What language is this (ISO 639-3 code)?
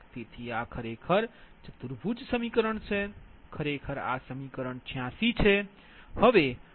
guj